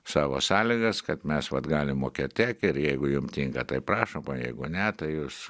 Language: Lithuanian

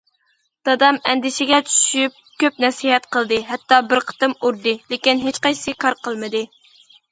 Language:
Uyghur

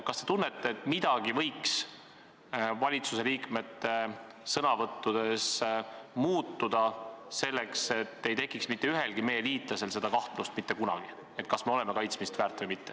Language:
Estonian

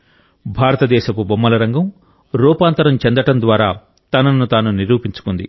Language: Telugu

